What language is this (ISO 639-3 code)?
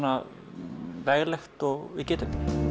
isl